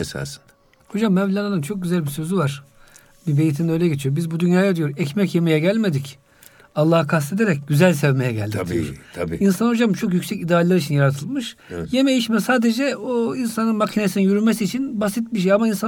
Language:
Turkish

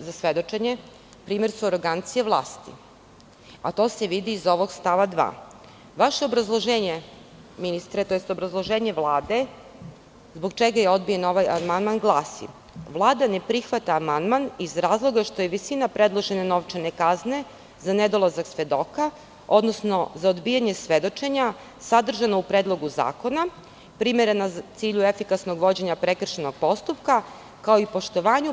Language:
Serbian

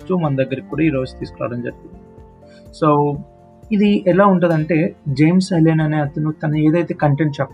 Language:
Telugu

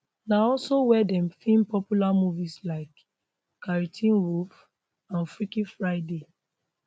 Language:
Nigerian Pidgin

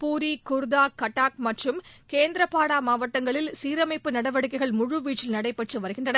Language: Tamil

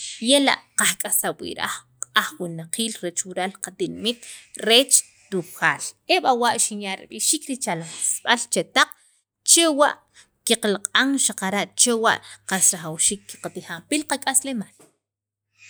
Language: Sacapulteco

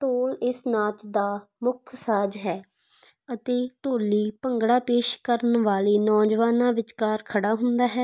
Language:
Punjabi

